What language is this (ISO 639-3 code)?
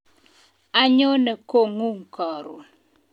kln